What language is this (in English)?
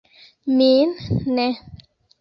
Esperanto